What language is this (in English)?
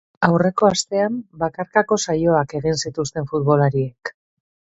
Basque